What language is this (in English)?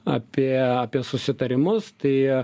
Lithuanian